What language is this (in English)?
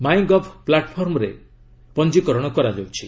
Odia